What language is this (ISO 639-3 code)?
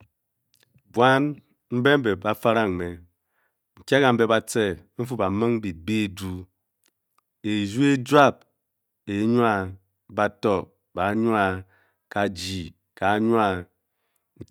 bky